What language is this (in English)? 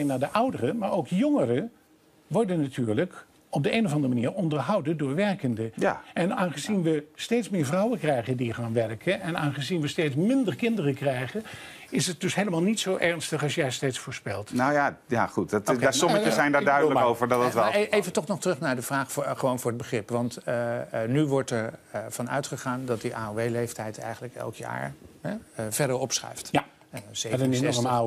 Dutch